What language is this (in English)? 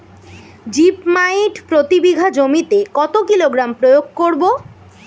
Bangla